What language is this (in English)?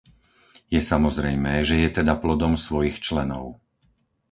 Slovak